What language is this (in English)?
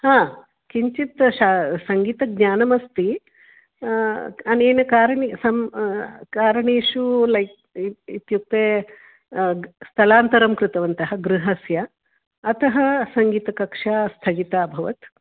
Sanskrit